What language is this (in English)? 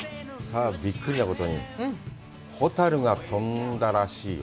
Japanese